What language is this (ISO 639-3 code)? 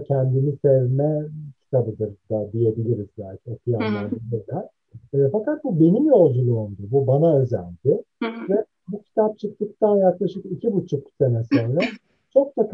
tur